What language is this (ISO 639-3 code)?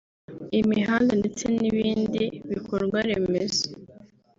kin